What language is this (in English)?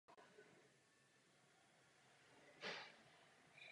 Czech